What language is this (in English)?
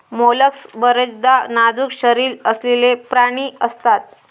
Marathi